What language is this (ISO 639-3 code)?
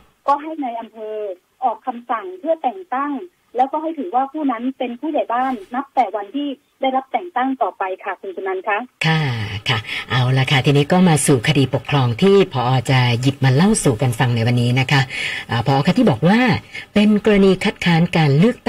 tha